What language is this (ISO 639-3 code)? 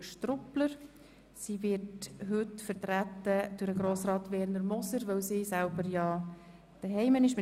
gsw